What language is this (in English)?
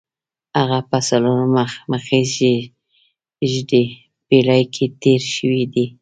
Pashto